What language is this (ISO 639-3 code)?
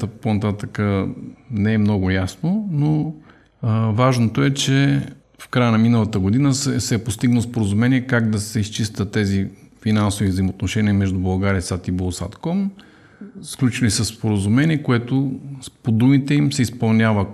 bul